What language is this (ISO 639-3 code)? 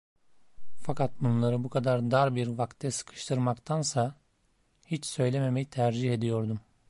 tur